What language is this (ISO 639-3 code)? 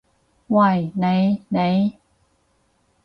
yue